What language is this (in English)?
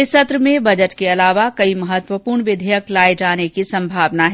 Hindi